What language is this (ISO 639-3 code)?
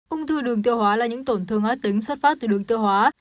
vie